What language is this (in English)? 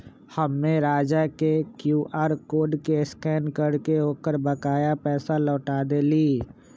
Magahi